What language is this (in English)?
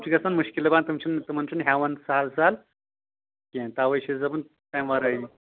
Kashmiri